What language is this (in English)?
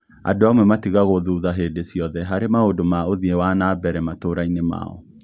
Kikuyu